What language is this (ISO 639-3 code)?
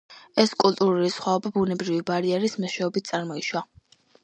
kat